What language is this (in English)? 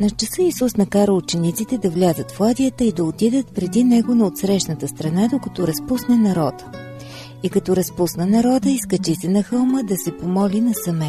Bulgarian